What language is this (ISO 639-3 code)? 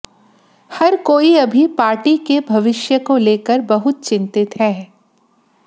hin